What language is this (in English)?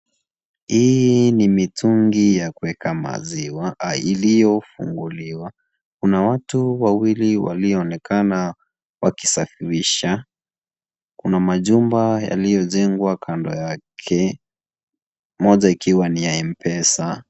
Swahili